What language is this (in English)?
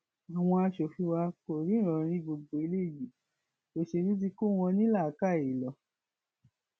Yoruba